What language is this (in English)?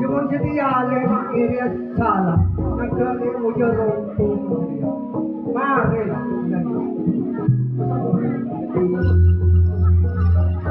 Indonesian